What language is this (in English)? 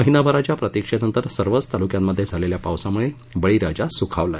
Marathi